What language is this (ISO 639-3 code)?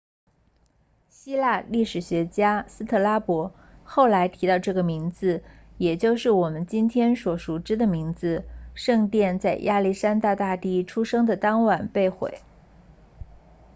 zho